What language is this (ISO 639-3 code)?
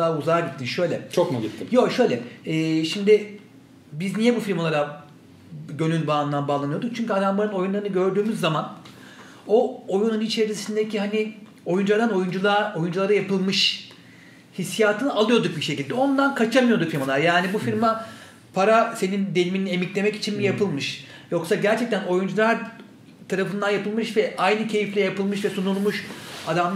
tur